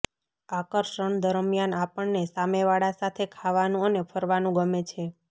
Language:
Gujarati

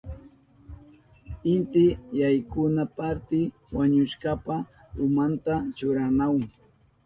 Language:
Southern Pastaza Quechua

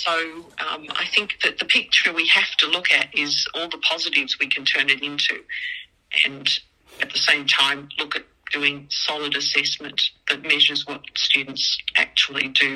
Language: Filipino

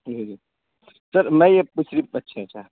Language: Urdu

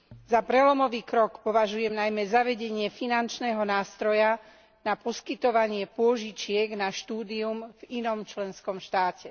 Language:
Slovak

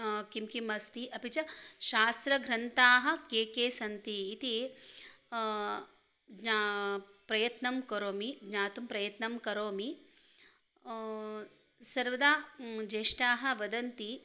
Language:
Sanskrit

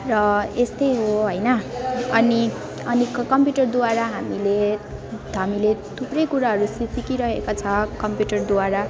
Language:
Nepali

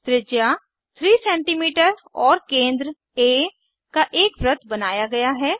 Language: Hindi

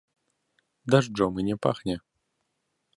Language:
Belarusian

